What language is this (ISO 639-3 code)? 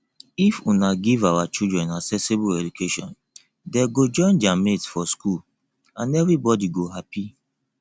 pcm